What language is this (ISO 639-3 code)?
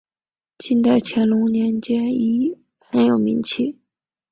zho